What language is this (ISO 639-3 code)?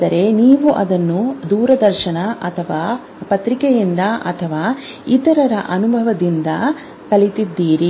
kan